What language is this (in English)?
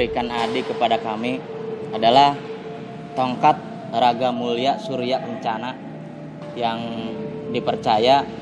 Indonesian